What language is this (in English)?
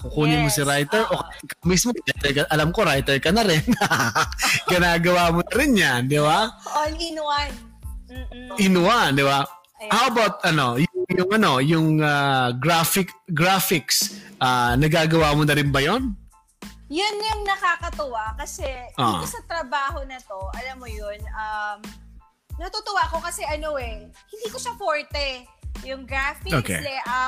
Filipino